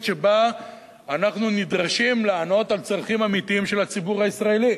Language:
Hebrew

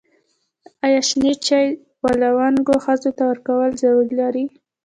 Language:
Pashto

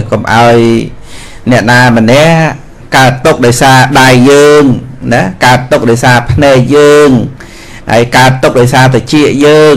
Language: Vietnamese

